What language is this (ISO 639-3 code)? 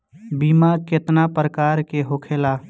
bho